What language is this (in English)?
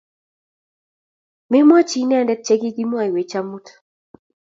Kalenjin